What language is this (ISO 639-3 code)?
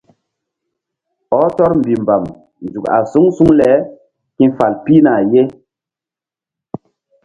mdd